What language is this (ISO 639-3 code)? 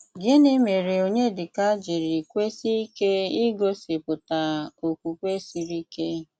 ibo